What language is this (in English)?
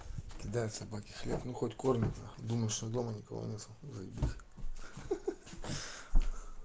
Russian